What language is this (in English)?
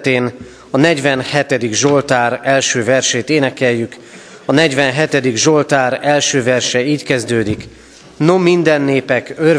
Hungarian